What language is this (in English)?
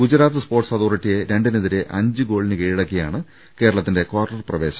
Malayalam